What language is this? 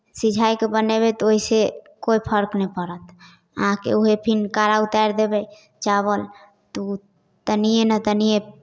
Maithili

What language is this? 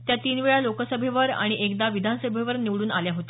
Marathi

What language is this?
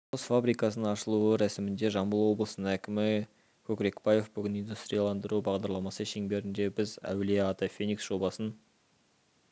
Kazakh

